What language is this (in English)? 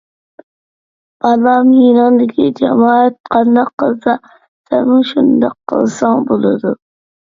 Uyghur